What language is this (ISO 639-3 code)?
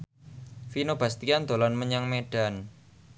jav